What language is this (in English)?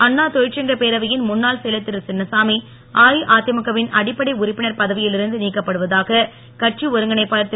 Tamil